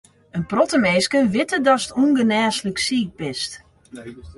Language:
Western Frisian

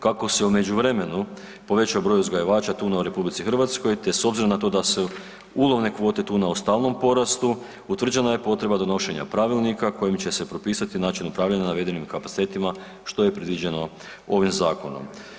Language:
Croatian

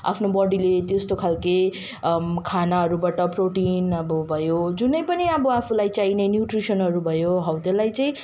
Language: Nepali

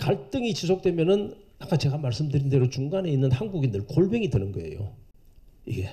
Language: Korean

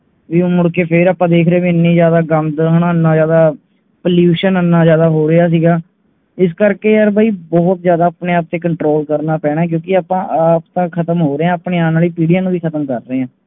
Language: Punjabi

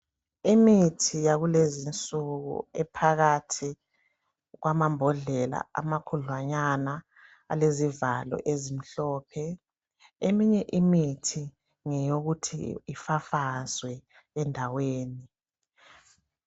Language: North Ndebele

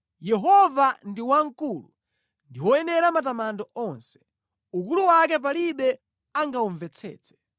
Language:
Nyanja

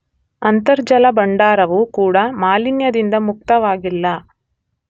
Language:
Kannada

